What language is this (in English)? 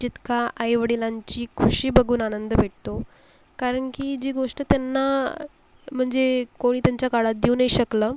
Marathi